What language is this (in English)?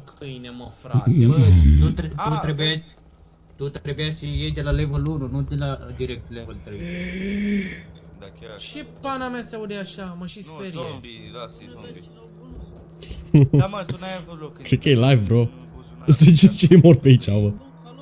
Romanian